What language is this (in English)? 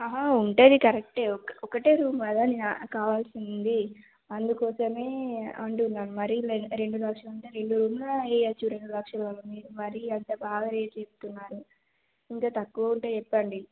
Telugu